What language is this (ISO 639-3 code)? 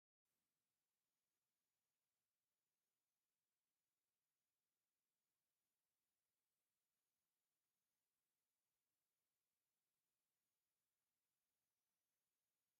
tir